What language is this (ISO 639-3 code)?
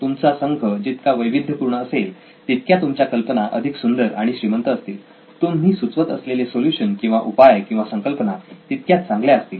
mar